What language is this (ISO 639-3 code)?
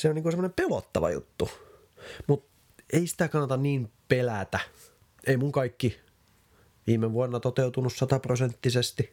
fin